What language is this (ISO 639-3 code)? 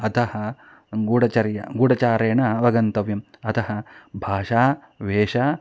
san